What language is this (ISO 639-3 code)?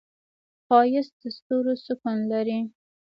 pus